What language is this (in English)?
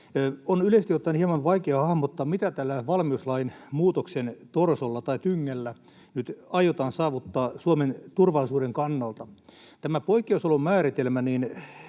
Finnish